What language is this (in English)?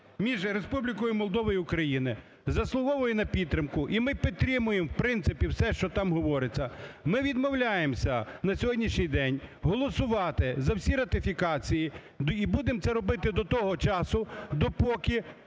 Ukrainian